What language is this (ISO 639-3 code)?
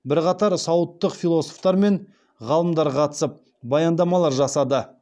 kaz